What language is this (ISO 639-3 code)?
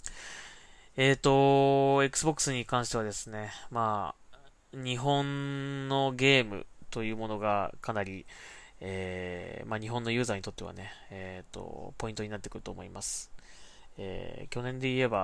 jpn